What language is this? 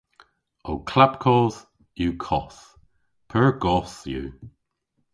Cornish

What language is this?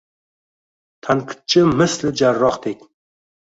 Uzbek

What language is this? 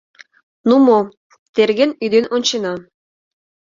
Mari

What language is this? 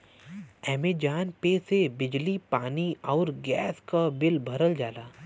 Bhojpuri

